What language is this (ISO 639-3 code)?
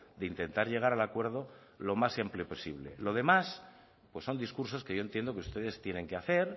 spa